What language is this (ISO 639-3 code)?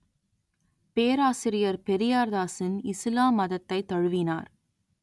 tam